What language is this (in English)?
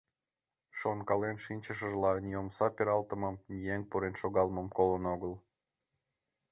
Mari